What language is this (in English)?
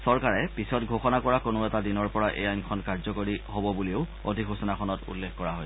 Assamese